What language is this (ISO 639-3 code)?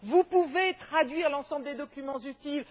fra